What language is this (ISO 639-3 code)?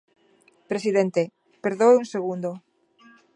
glg